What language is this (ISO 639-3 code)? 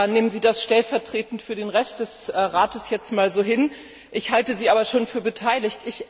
deu